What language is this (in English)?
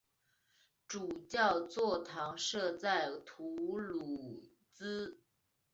Chinese